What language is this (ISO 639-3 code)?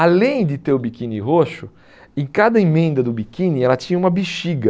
por